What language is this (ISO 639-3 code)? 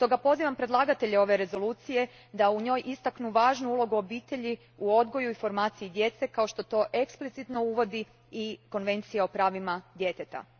hrv